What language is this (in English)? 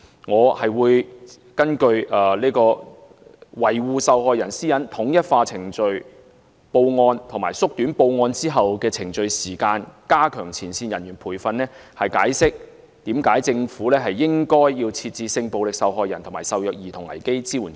Cantonese